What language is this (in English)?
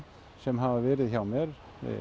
Icelandic